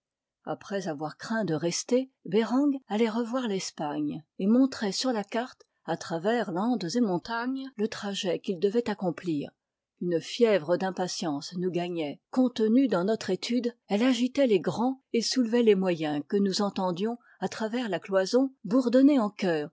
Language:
French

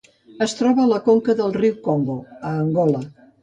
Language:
Catalan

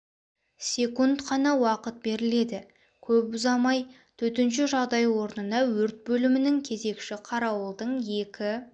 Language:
Kazakh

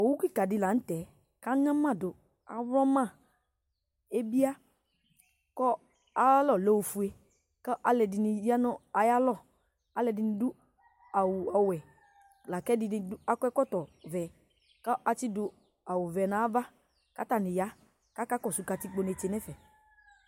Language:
Ikposo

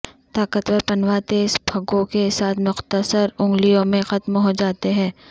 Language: Urdu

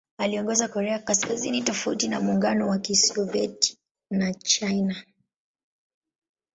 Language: Swahili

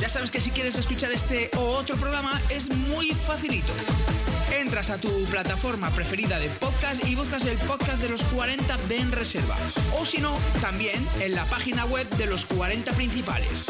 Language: Spanish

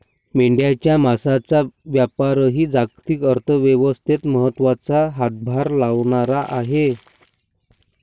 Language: Marathi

